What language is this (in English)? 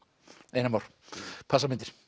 Icelandic